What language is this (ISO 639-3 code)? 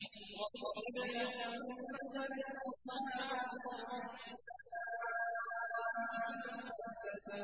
ara